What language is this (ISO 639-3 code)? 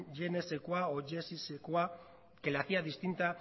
spa